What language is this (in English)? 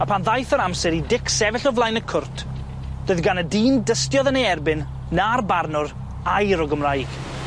Welsh